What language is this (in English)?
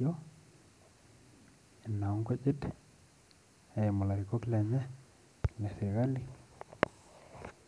Masai